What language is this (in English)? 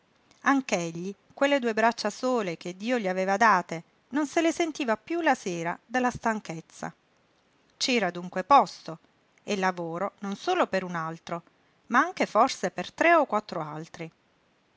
Italian